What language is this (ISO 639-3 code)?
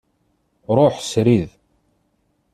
kab